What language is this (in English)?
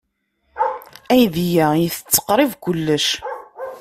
Kabyle